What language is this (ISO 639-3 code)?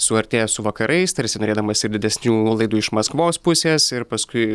lit